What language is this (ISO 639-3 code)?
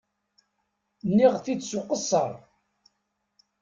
kab